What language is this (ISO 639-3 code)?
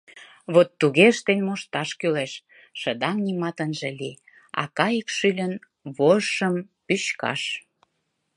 chm